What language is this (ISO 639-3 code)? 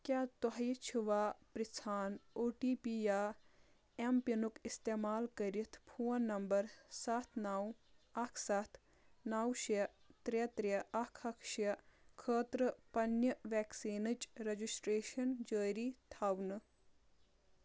kas